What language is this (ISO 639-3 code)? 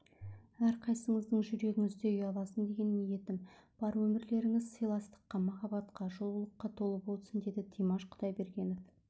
kaz